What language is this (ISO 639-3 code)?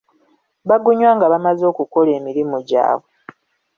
lug